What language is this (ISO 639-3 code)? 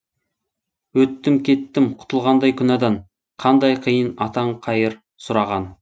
kaz